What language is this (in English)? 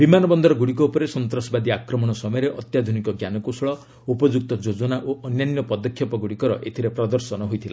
Odia